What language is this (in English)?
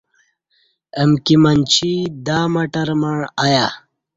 Kati